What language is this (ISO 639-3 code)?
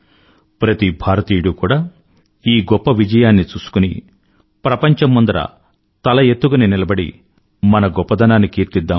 tel